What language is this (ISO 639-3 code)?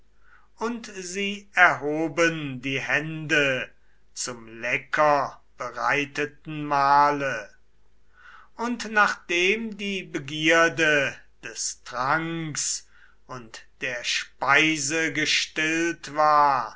deu